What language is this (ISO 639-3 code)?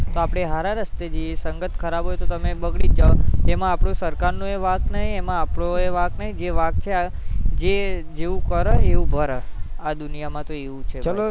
guj